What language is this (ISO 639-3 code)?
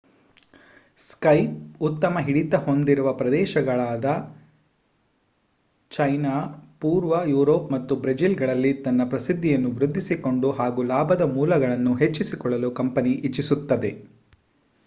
kan